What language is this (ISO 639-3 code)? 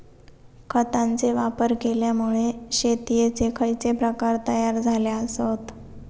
mar